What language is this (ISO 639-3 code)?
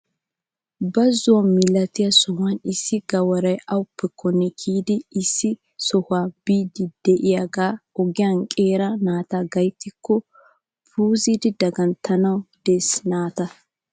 wal